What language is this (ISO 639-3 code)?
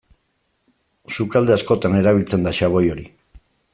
eus